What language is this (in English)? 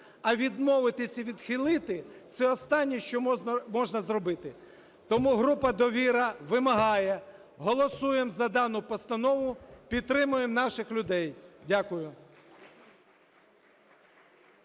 Ukrainian